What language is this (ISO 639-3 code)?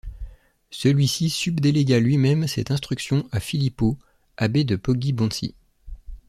fra